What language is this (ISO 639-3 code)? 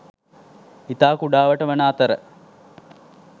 sin